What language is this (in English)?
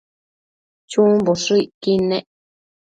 Matsés